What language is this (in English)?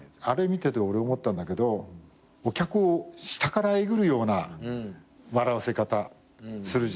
Japanese